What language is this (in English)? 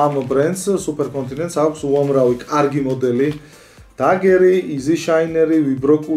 Romanian